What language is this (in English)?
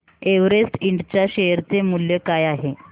Marathi